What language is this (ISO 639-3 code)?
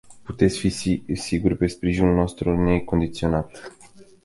ron